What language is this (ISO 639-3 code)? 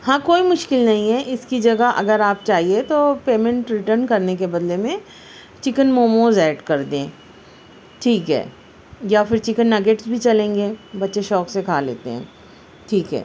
urd